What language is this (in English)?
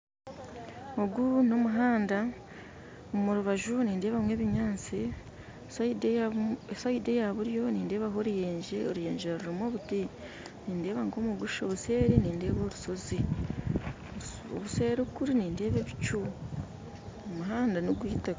Nyankole